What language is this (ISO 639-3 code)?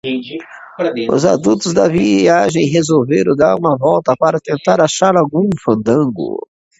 por